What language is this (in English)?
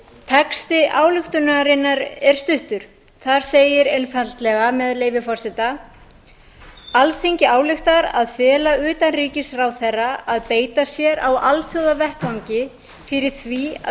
Icelandic